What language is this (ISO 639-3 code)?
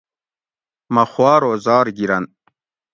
gwc